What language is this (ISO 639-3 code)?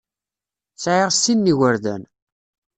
kab